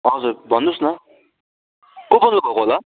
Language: Nepali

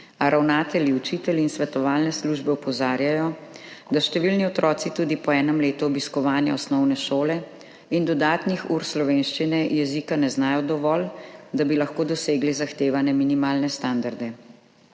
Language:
Slovenian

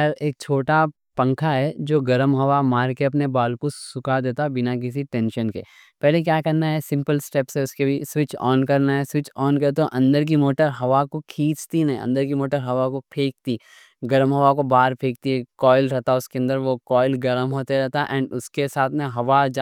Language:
Deccan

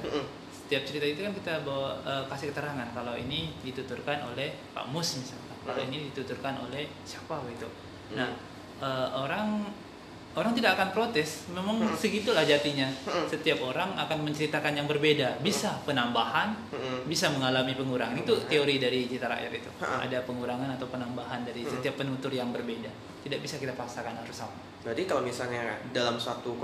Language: Indonesian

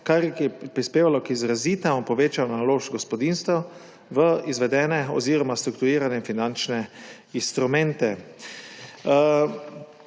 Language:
Slovenian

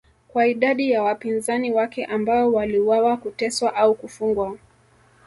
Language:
Swahili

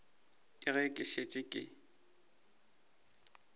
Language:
Northern Sotho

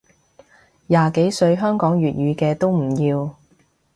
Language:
Cantonese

